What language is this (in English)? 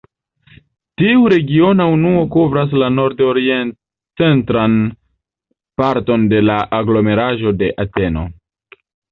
Esperanto